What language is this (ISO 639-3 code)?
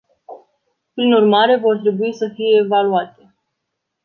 ron